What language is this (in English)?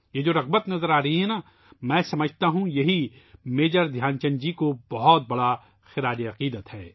Urdu